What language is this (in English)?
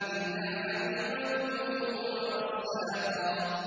Arabic